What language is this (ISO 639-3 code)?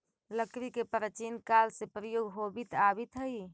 mag